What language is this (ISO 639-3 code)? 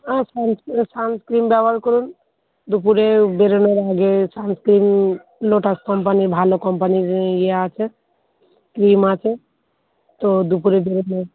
ben